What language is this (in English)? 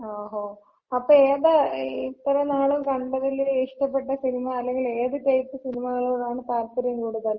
Malayalam